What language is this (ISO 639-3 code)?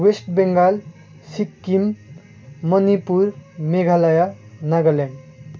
nep